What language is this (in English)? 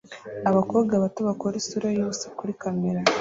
Kinyarwanda